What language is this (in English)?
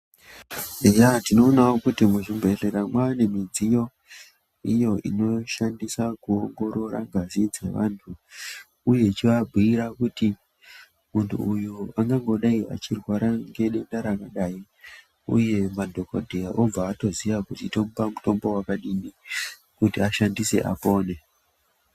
Ndau